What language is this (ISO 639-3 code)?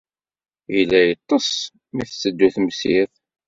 kab